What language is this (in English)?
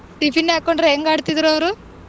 Kannada